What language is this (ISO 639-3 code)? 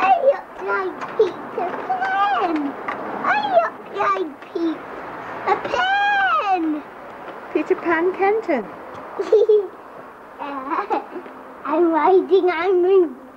eng